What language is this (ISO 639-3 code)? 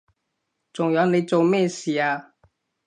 yue